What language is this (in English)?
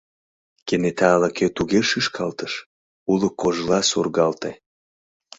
Mari